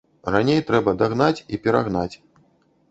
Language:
Belarusian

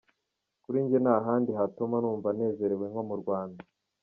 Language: Kinyarwanda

